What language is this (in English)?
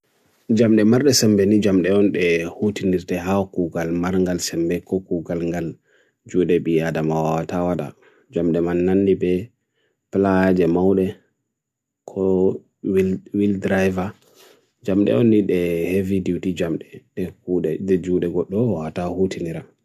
Bagirmi Fulfulde